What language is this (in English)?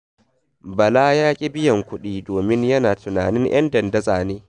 Hausa